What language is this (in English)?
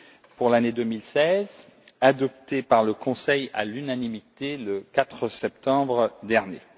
French